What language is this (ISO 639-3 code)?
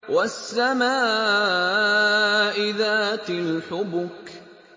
ara